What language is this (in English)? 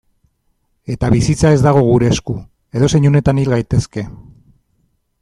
Basque